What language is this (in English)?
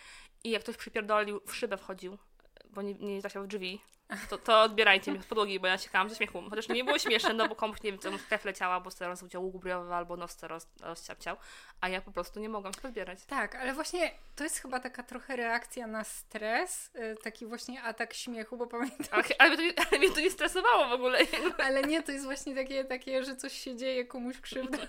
Polish